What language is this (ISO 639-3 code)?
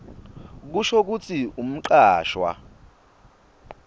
ssw